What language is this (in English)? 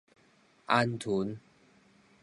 Min Nan Chinese